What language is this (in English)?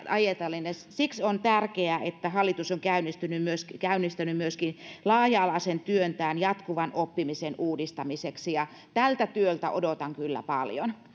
Finnish